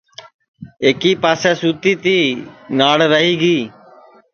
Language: Sansi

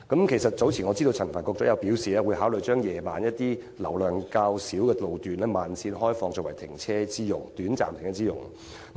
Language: Cantonese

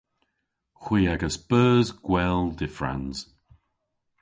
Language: Cornish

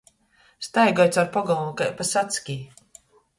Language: Latgalian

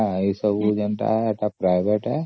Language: Odia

